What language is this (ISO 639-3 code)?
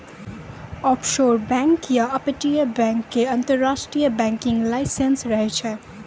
mai